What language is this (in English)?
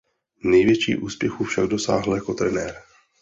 Czech